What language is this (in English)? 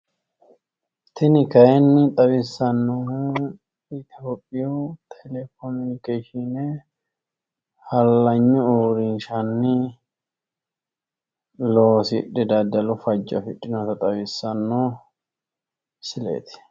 Sidamo